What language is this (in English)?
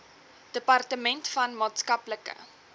Afrikaans